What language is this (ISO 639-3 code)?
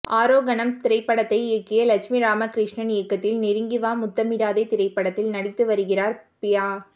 tam